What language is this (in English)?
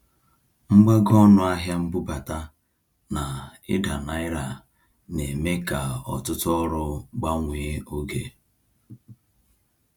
Igbo